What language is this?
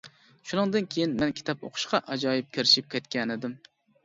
Uyghur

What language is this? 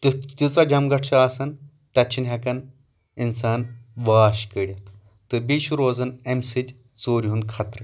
Kashmiri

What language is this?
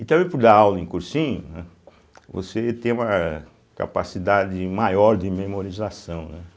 Portuguese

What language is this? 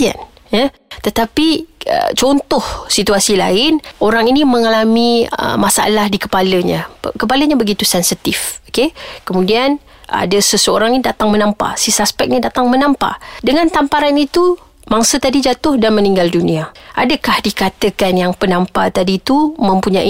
Malay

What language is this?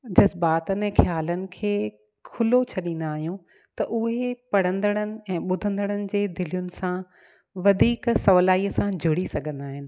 Sindhi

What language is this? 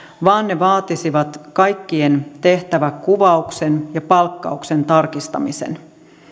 Finnish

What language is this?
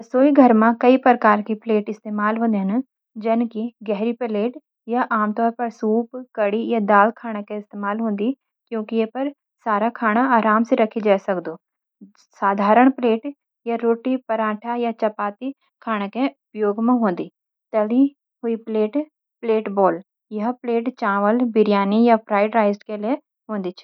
Garhwali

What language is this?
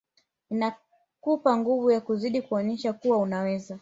Swahili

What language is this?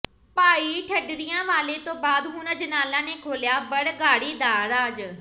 Punjabi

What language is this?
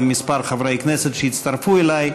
Hebrew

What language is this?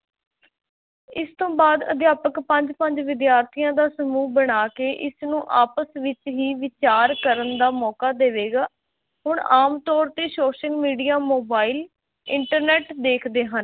Punjabi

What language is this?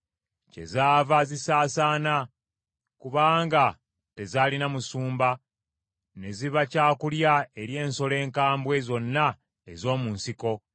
Ganda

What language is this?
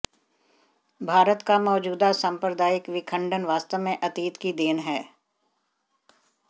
Hindi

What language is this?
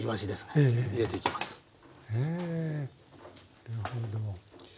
Japanese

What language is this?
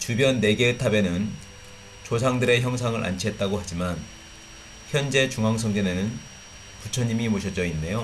Korean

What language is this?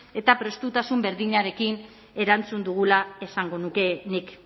Basque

